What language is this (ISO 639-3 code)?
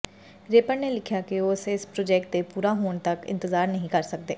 pan